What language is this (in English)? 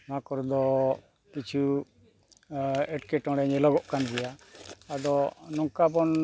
Santali